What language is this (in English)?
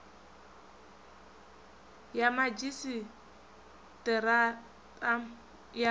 Venda